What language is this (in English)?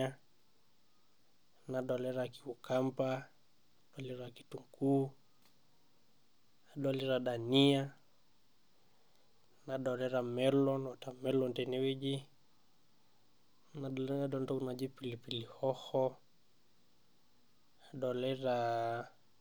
Masai